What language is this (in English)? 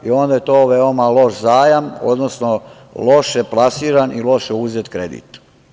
Serbian